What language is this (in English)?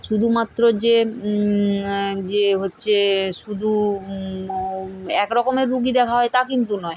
Bangla